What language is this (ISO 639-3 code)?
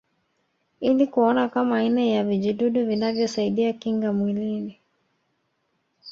swa